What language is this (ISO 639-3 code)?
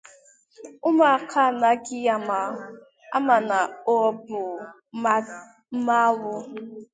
ibo